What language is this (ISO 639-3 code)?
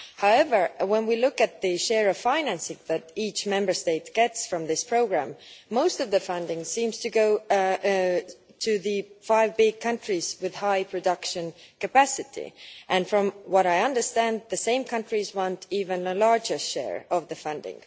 eng